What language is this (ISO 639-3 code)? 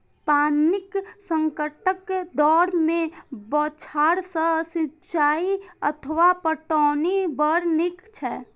mai